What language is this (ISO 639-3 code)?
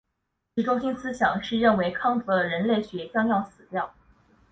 zho